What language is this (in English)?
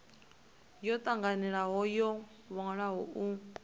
Venda